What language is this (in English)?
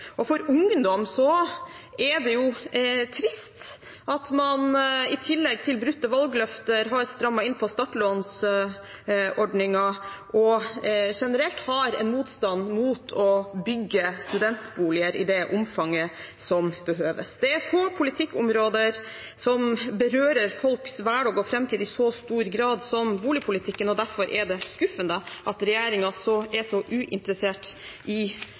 Norwegian Bokmål